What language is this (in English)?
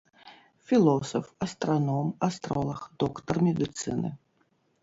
Belarusian